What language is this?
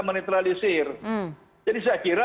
Indonesian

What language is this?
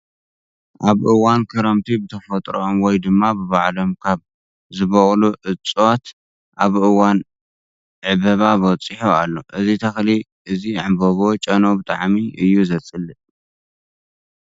Tigrinya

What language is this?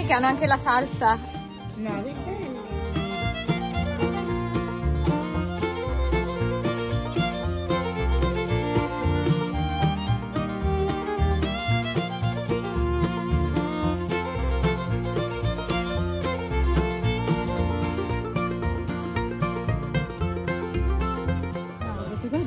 Italian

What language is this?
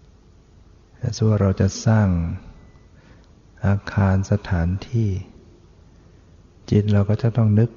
Thai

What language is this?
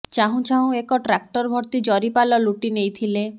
Odia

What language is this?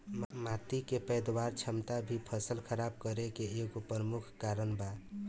Bhojpuri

